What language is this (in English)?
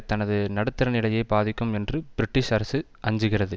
Tamil